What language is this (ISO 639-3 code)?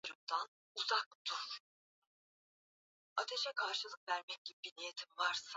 swa